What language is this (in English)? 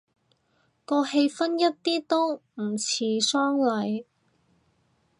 Cantonese